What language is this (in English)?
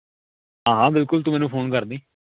Punjabi